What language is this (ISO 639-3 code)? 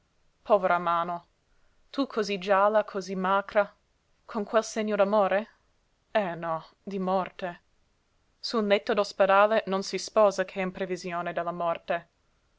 ita